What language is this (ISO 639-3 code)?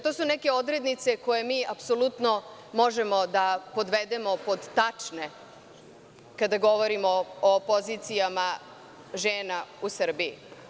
srp